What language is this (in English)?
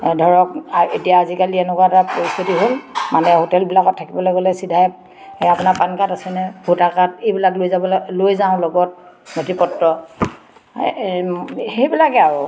Assamese